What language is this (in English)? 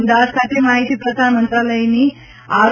Gujarati